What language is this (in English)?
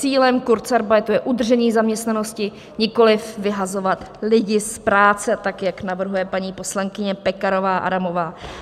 Czech